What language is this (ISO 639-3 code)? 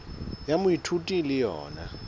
sot